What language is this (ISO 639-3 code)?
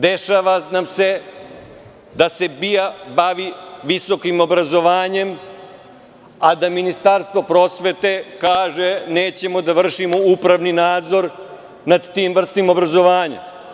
srp